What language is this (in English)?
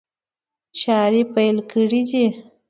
Pashto